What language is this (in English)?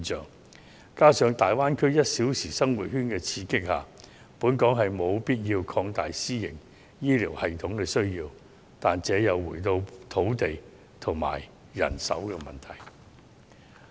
Cantonese